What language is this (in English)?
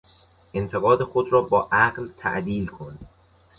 Persian